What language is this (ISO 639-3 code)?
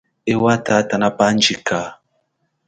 cjk